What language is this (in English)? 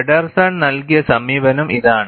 Malayalam